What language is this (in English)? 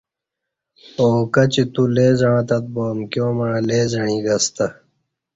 Kati